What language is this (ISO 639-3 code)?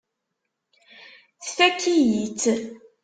kab